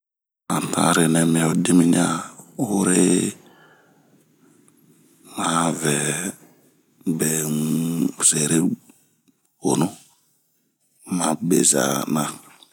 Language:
Bomu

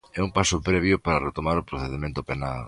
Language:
Galician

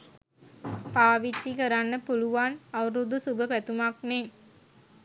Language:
Sinhala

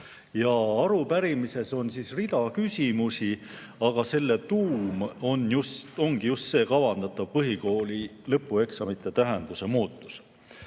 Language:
Estonian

